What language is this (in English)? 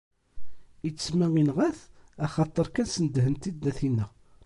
Kabyle